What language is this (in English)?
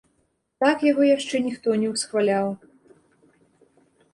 Belarusian